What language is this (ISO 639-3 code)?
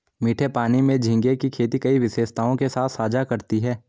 hin